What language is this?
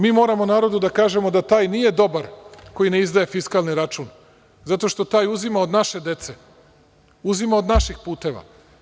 Serbian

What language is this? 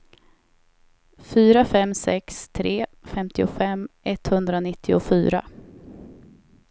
Swedish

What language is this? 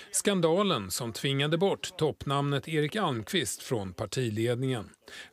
Swedish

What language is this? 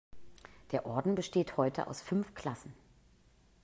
German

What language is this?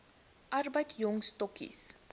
Afrikaans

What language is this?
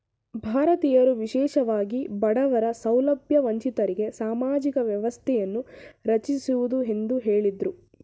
Kannada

